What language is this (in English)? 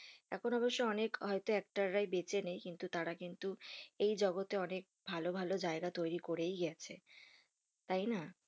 Bangla